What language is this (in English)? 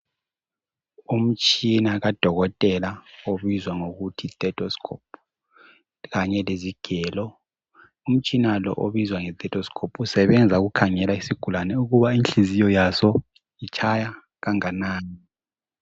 North Ndebele